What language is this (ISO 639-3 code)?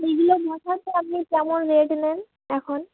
ben